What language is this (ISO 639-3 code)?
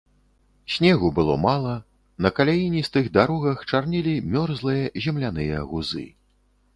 bel